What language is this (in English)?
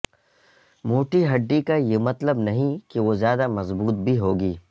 Urdu